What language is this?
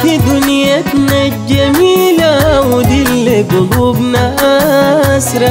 Arabic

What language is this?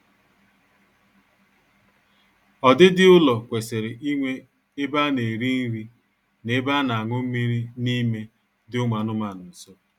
Igbo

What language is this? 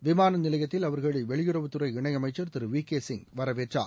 Tamil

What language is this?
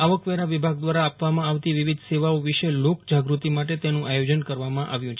Gujarati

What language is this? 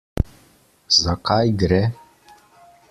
Slovenian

